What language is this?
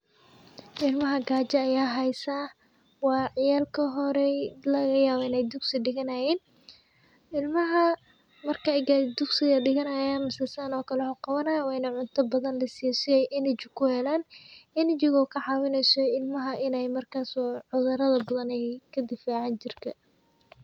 Somali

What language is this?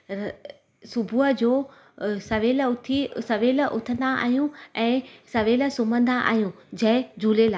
Sindhi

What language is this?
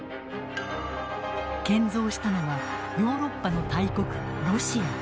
Japanese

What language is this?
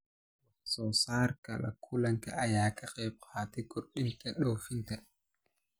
Somali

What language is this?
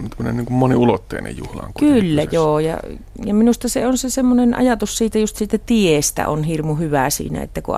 Finnish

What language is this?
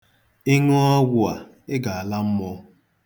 Igbo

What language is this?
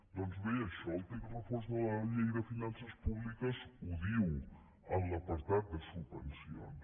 Catalan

